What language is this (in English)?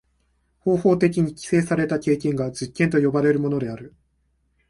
Japanese